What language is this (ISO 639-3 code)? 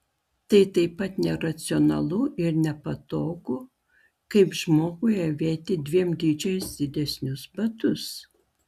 lit